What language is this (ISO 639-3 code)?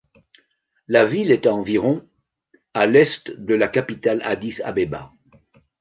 fra